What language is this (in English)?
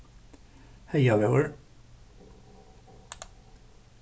Faroese